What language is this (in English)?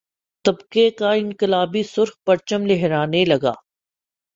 Urdu